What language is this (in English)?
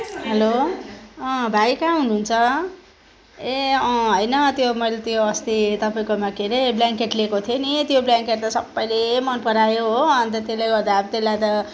Nepali